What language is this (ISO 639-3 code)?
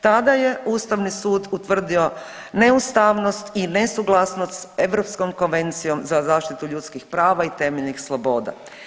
hrv